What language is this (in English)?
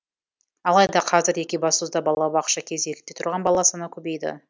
Kazakh